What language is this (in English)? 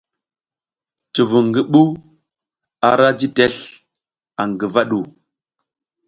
South Giziga